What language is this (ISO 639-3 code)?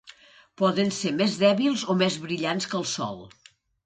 cat